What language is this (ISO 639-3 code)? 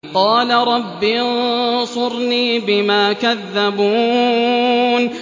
ara